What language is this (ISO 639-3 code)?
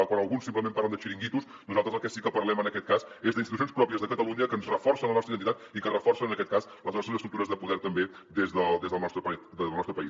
cat